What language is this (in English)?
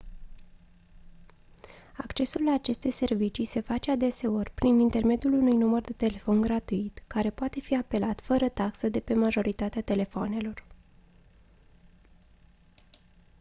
Romanian